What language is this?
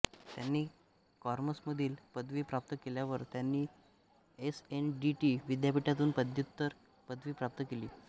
Marathi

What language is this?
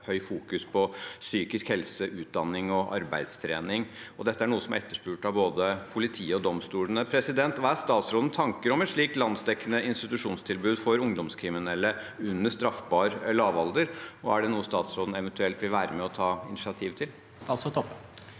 Norwegian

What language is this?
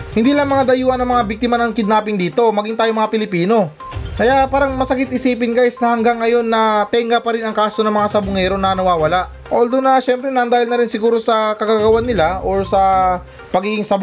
Filipino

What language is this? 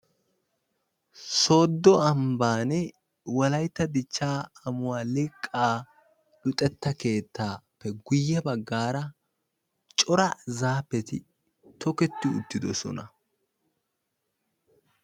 Wolaytta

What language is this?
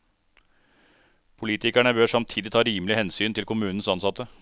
Norwegian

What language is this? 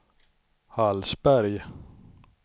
Swedish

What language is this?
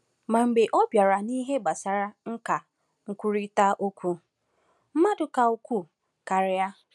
Igbo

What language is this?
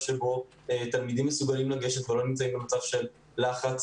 Hebrew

